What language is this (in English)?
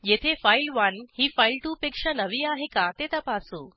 Marathi